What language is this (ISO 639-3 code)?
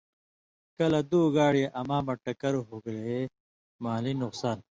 mvy